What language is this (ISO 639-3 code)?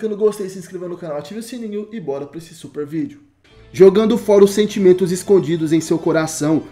por